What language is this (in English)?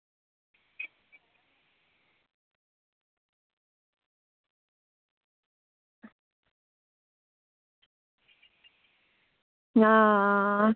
Dogri